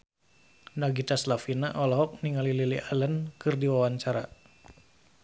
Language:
Sundanese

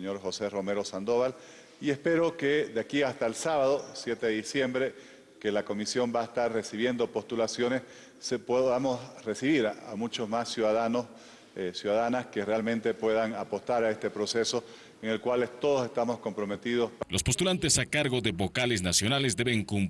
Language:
Spanish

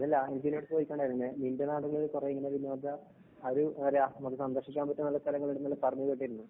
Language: Malayalam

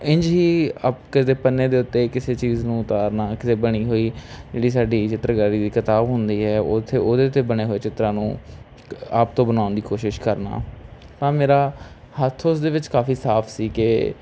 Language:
Punjabi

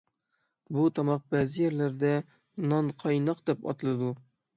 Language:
Uyghur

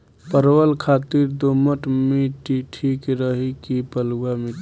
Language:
Bhojpuri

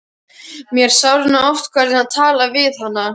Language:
Icelandic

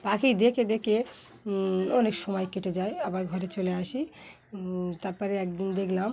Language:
Bangla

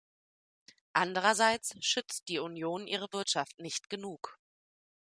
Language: German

